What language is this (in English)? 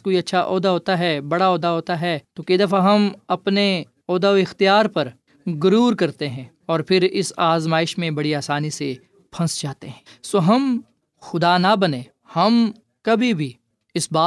Urdu